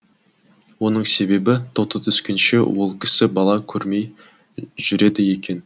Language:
Kazakh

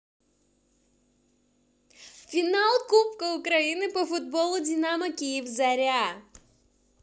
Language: Russian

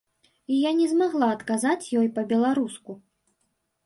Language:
Belarusian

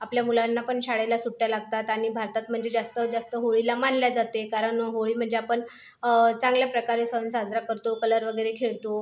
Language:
Marathi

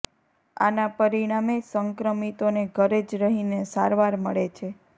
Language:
Gujarati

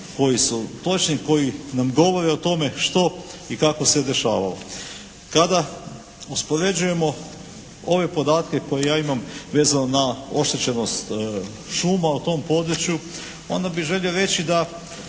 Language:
Croatian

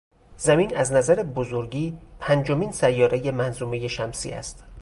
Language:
Persian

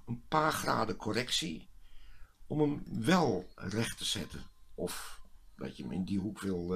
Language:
Dutch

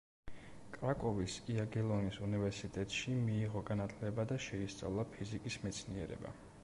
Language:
Georgian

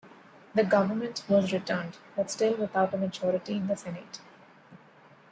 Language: English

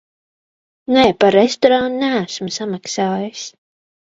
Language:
Latvian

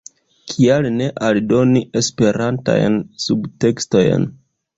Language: Esperanto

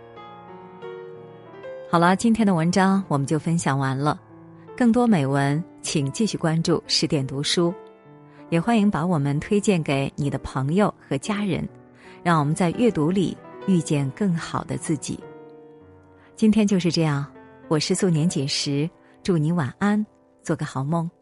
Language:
Chinese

